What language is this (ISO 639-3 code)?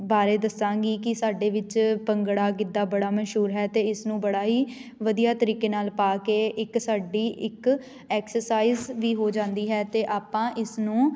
pan